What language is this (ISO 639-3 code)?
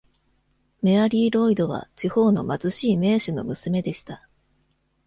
jpn